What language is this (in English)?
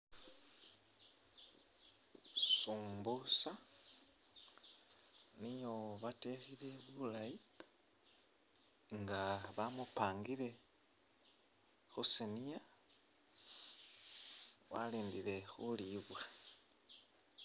Masaaba